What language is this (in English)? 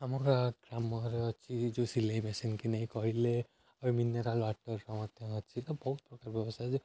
Odia